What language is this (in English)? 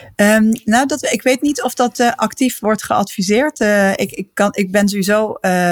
Dutch